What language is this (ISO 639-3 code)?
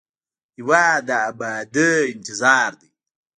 pus